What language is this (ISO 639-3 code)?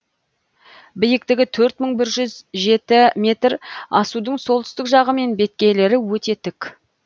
kaz